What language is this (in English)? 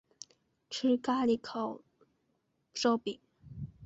Chinese